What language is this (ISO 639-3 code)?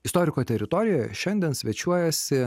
lit